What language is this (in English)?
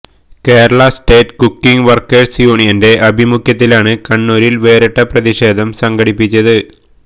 Malayalam